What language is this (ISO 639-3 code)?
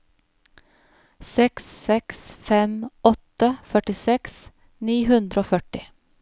nor